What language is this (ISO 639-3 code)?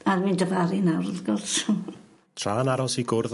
cym